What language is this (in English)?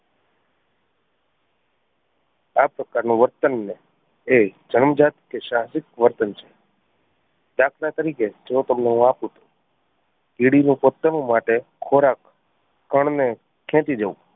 Gujarati